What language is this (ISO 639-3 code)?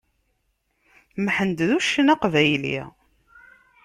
kab